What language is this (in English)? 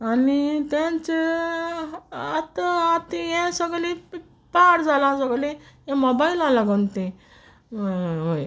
Konkani